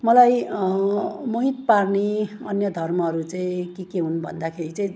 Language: Nepali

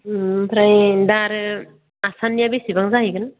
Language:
Bodo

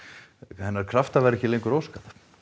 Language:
Icelandic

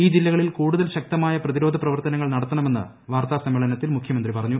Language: Malayalam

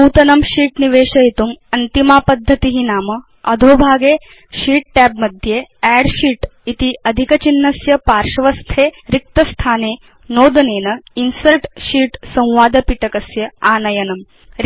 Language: Sanskrit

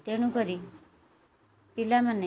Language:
Odia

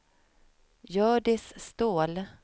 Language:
Swedish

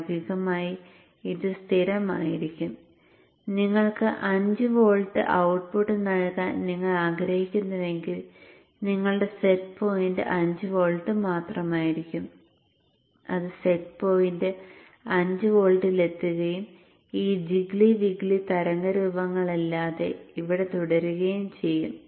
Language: Malayalam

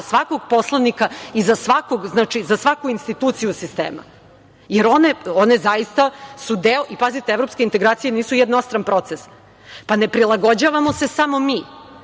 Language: Serbian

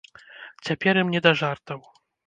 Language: Belarusian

